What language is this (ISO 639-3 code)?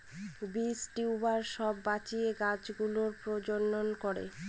ben